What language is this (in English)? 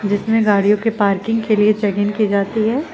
Hindi